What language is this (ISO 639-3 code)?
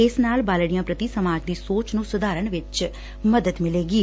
pan